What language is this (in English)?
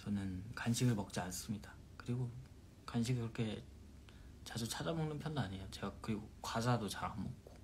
Korean